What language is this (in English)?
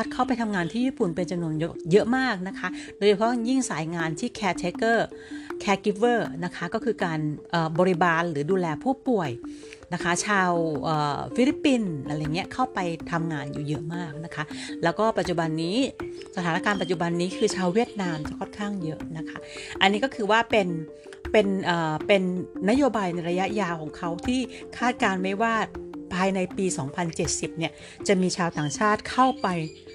Thai